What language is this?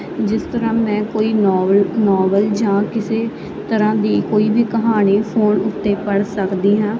Punjabi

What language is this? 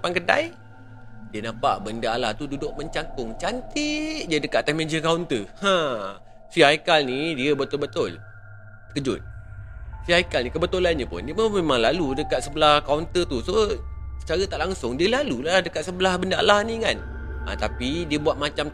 Malay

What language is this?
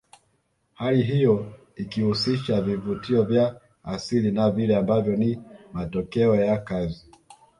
Swahili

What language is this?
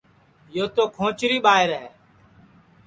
Sansi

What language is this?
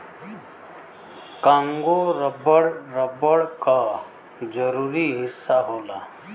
Bhojpuri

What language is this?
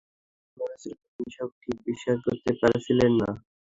Bangla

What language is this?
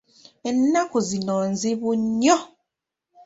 Ganda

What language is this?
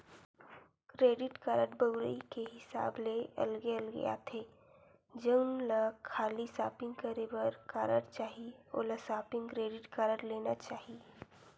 Chhattisgarhi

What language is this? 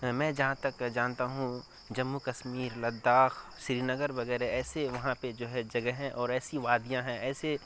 Urdu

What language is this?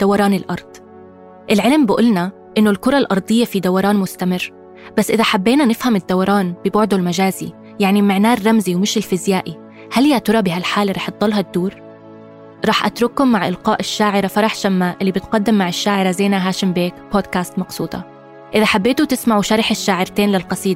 Arabic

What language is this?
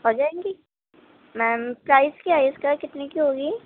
Urdu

